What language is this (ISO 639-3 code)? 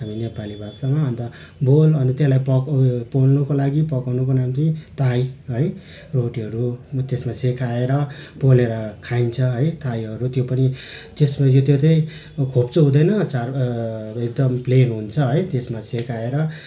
nep